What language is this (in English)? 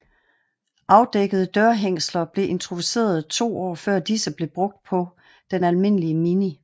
Danish